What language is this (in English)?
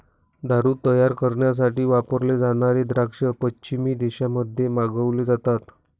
Marathi